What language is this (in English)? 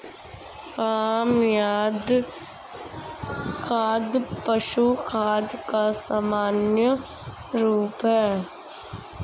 Hindi